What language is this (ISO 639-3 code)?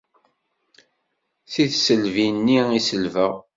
kab